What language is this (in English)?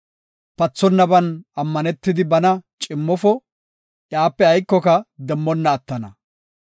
Gofa